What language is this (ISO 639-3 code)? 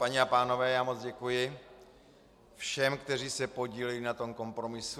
ces